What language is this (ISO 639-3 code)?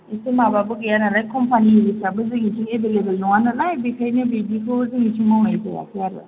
brx